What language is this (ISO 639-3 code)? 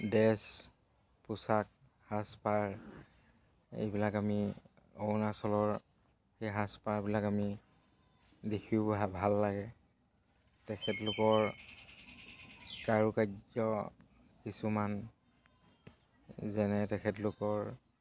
asm